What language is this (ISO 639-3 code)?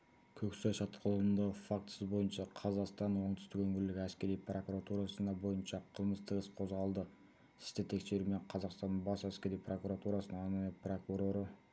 kaz